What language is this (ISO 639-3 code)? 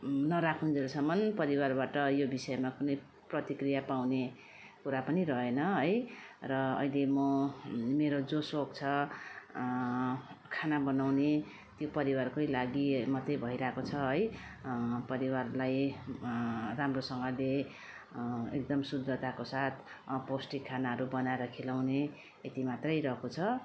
nep